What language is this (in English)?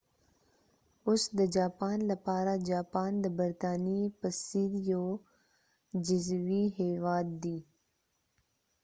Pashto